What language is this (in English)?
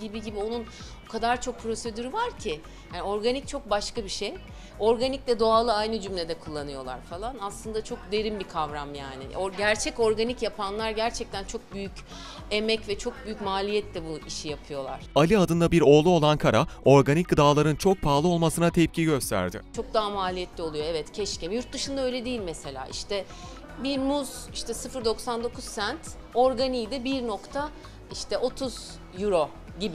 Turkish